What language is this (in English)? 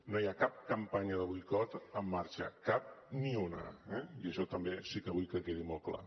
Catalan